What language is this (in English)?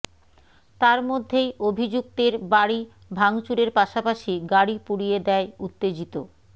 Bangla